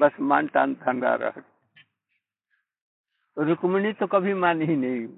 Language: Hindi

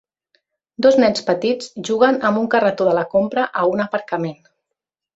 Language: Catalan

